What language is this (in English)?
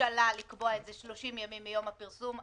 Hebrew